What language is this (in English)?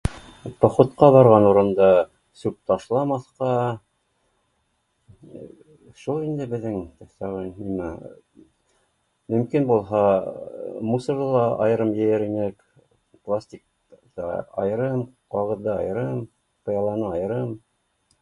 Bashkir